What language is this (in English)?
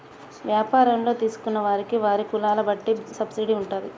Telugu